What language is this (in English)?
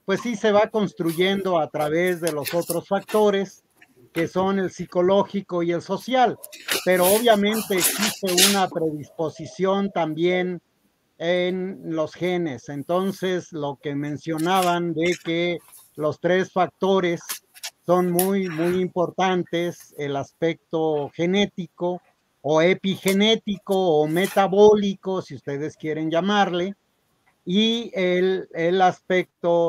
Spanish